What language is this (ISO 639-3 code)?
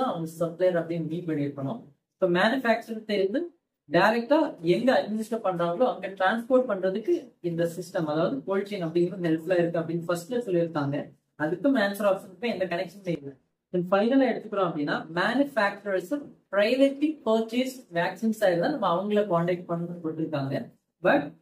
tam